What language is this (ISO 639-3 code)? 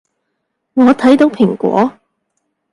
yue